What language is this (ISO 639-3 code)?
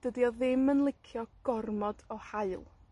cym